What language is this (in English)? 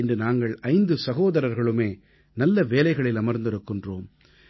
Tamil